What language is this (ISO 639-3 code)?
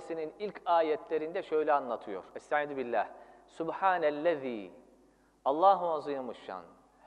tur